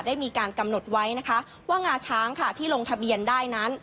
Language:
Thai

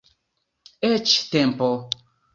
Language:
Esperanto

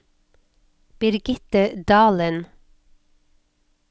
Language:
Norwegian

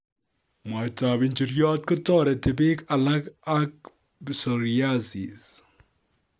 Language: Kalenjin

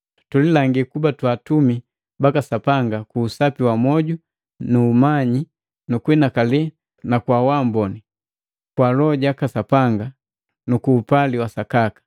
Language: Matengo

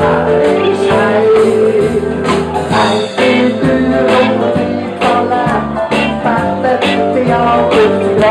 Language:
Thai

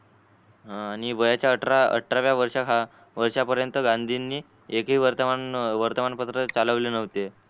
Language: Marathi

